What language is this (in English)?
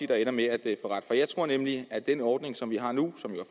Danish